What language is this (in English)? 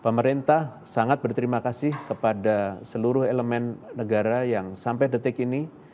Indonesian